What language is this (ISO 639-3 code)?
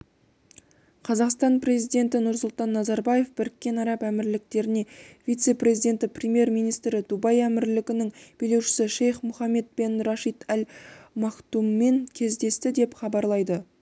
kaz